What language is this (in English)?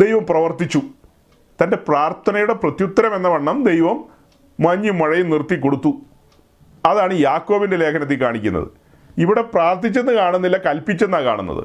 Malayalam